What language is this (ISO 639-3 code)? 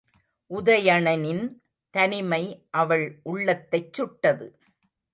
tam